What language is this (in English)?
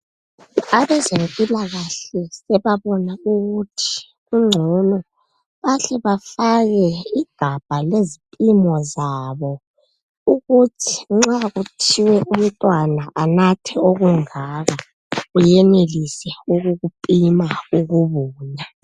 North Ndebele